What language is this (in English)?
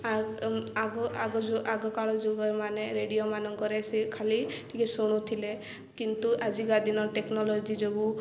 Odia